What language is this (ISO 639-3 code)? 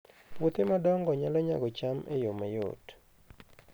luo